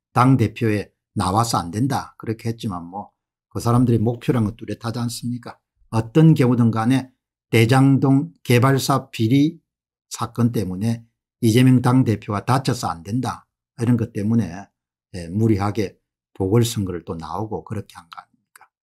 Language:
Korean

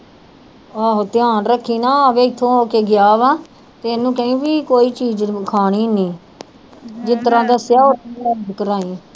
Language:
Punjabi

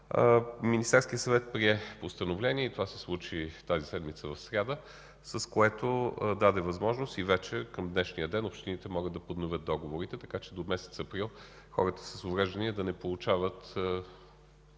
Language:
Bulgarian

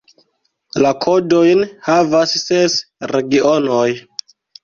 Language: Esperanto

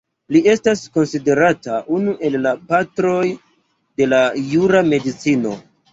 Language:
Esperanto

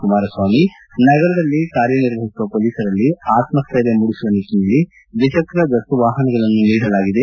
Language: Kannada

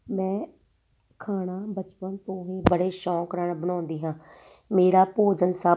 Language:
Punjabi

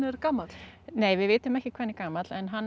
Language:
Icelandic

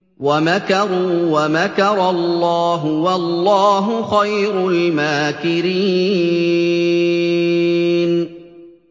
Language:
Arabic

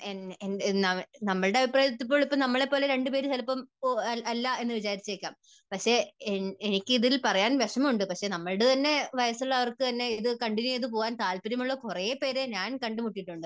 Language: Malayalam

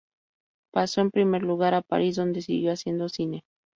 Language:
Spanish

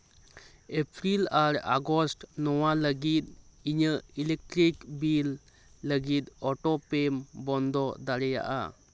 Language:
Santali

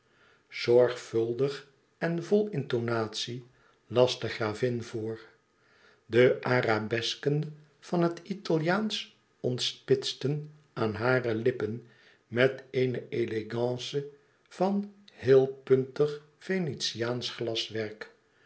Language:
Dutch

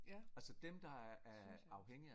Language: Danish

